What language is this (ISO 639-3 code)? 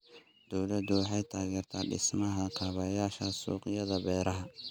som